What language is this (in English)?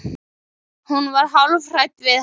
Icelandic